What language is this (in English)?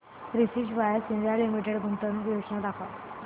Marathi